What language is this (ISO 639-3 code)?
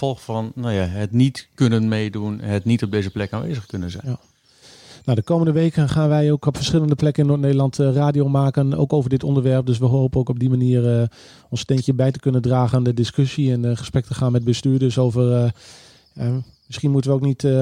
nld